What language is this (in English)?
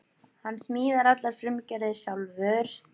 Icelandic